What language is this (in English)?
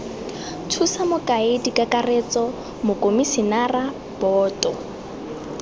Tswana